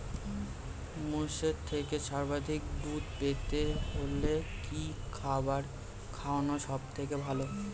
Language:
Bangla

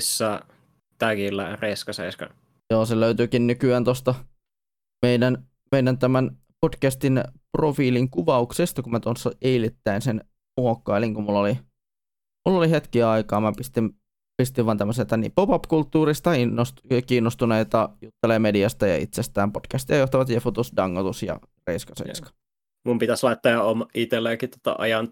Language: Finnish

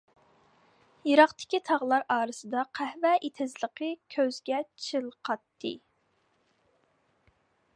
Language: Uyghur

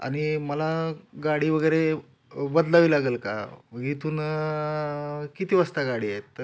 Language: Marathi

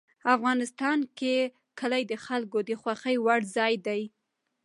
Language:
Pashto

